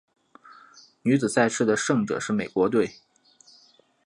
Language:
Chinese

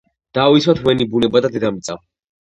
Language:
Georgian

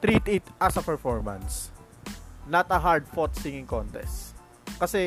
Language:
Filipino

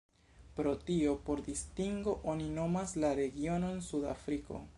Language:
Esperanto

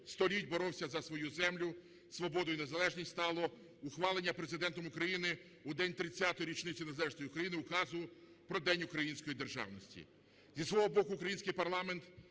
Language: Ukrainian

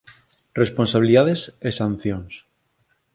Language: Galician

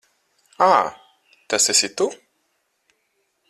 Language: Latvian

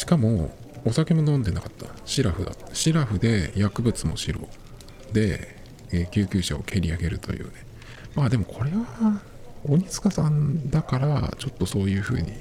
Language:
Japanese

